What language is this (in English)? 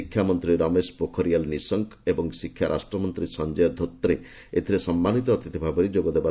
Odia